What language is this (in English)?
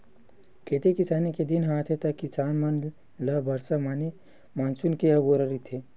Chhattisgarhi